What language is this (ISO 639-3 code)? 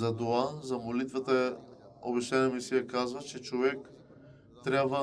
bul